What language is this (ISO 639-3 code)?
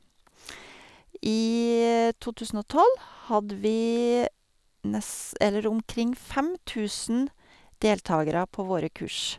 nor